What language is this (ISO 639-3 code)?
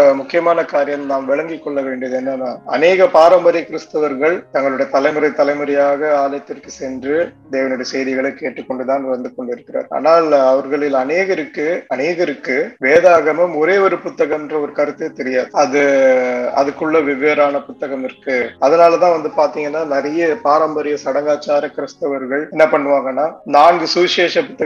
tam